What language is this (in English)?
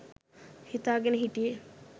Sinhala